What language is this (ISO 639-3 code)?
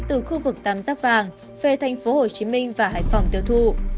vie